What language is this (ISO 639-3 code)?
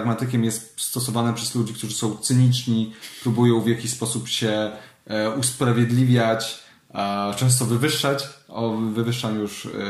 pol